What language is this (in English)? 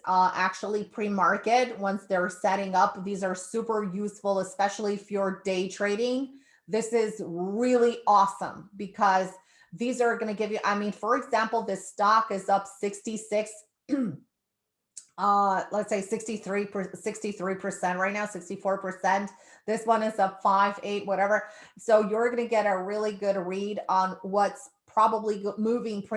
English